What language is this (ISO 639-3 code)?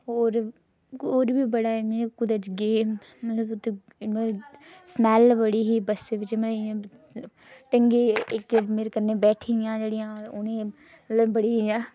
doi